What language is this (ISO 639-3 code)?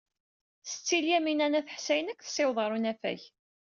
kab